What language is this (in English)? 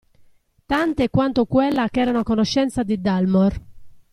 Italian